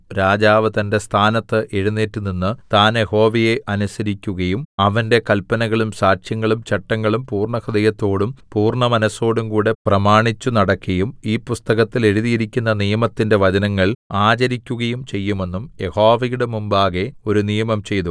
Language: Malayalam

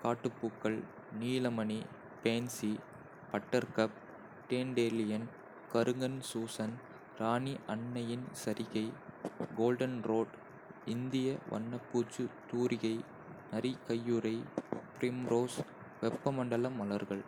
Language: Kota (India)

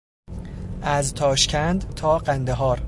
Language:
Persian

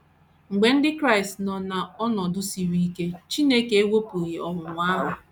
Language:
Igbo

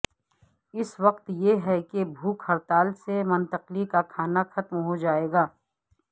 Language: Urdu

